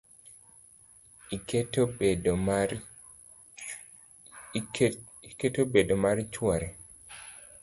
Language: Luo (Kenya and Tanzania)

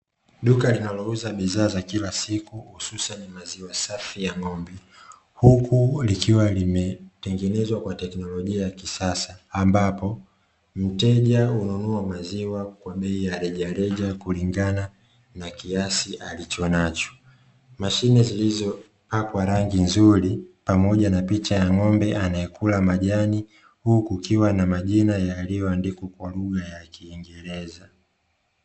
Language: Swahili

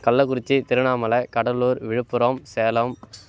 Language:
Tamil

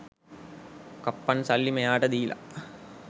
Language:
Sinhala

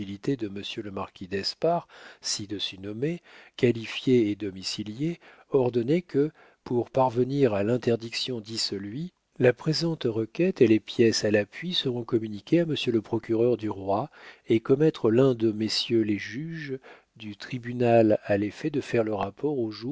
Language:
French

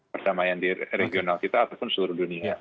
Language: Indonesian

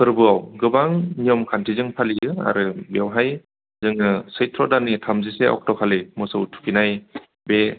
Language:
Bodo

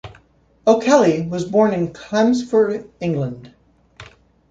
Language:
English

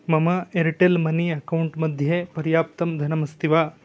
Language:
Sanskrit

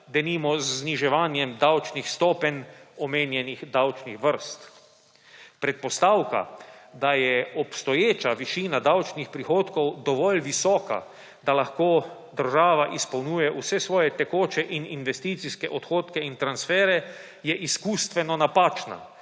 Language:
Slovenian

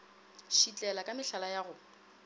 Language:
Northern Sotho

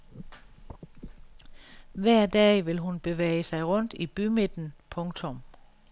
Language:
Danish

